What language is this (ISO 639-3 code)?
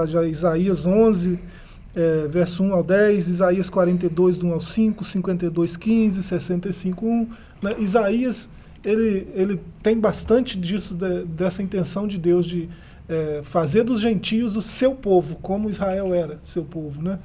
por